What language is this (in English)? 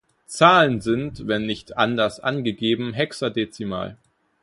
German